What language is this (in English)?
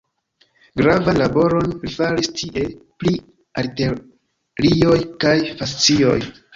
Esperanto